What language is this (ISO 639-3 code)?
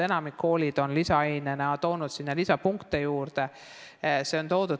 est